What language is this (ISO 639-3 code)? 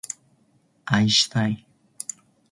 jpn